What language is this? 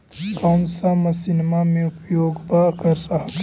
Magahi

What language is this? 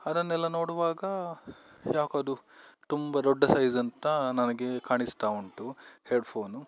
Kannada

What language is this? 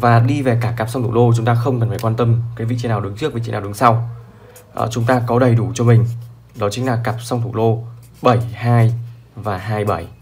Vietnamese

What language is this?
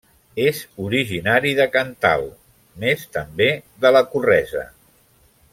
Catalan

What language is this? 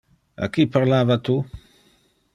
Interlingua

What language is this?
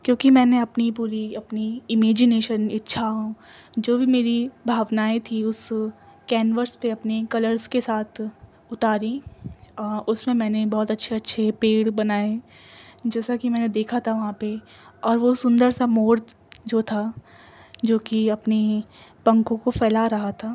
Urdu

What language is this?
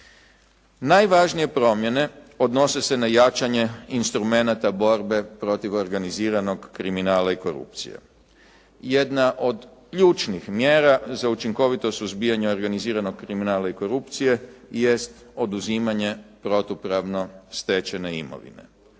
Croatian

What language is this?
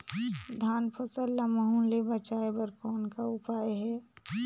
Chhattisgarhi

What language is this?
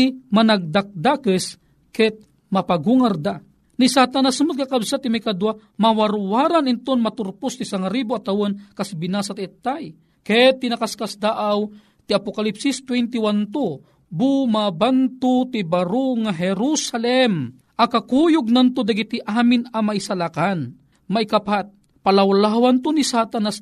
Filipino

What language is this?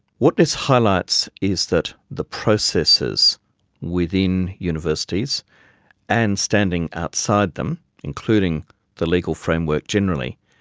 English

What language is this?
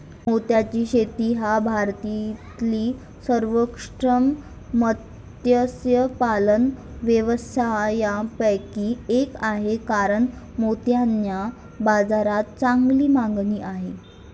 Marathi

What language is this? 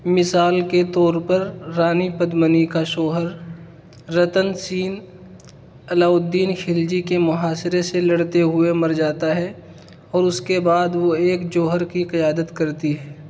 Urdu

